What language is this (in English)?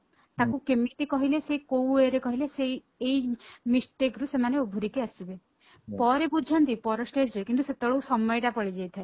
Odia